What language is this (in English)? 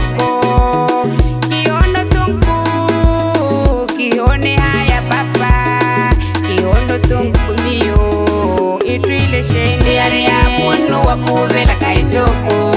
Dutch